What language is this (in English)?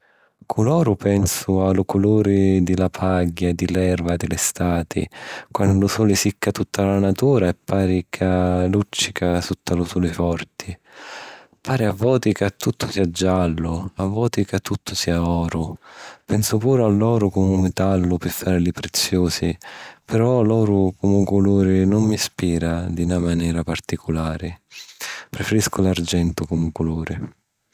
Sicilian